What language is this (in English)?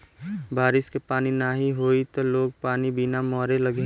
Bhojpuri